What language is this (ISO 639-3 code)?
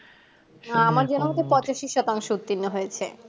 ben